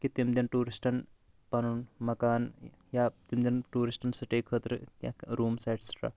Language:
Kashmiri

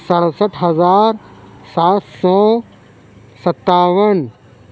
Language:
Urdu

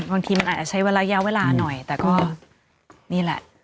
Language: Thai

